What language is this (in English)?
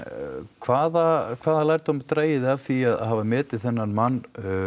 Icelandic